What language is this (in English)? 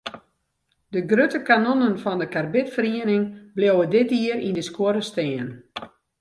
Western Frisian